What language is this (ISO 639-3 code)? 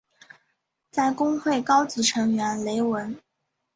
zho